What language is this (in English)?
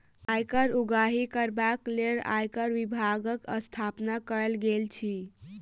Maithili